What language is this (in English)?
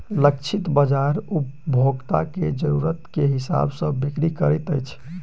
Maithili